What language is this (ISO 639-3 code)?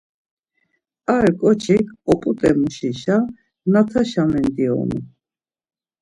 lzz